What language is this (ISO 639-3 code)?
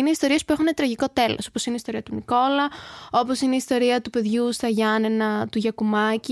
ell